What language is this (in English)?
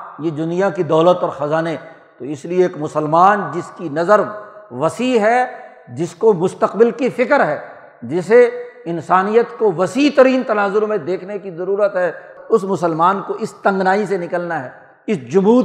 Urdu